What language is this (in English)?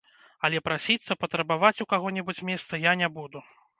Belarusian